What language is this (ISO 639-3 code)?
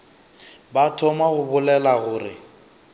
nso